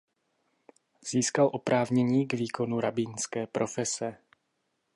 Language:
Czech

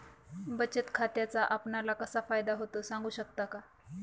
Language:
Marathi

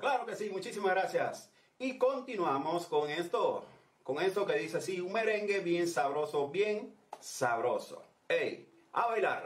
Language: Spanish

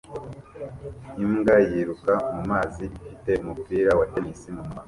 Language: Kinyarwanda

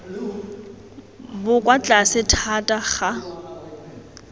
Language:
Tswana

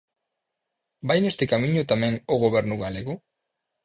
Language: Galician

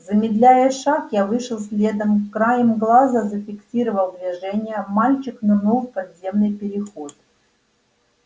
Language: Russian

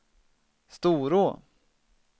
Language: Swedish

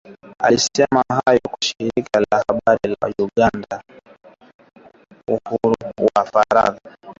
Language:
Swahili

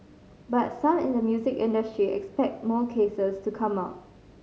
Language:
English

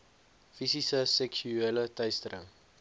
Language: Afrikaans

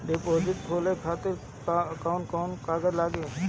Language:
Bhojpuri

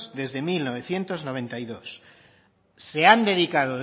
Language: Spanish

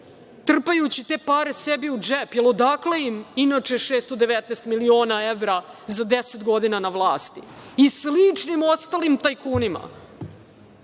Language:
Serbian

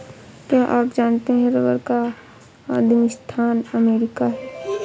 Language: Hindi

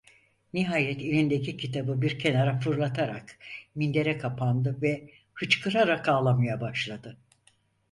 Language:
Turkish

